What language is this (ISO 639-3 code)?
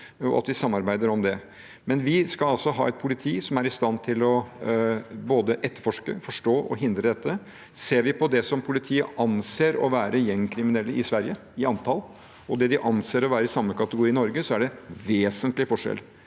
nor